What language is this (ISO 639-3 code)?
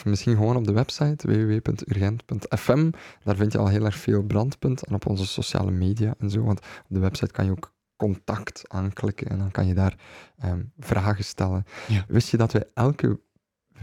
nld